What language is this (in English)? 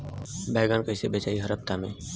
Bhojpuri